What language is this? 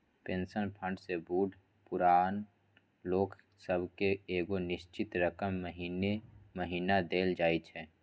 Maithili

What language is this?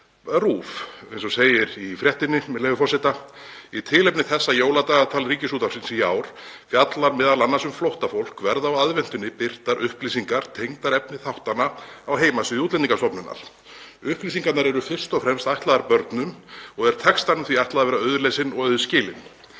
Icelandic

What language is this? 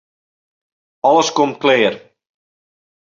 Western Frisian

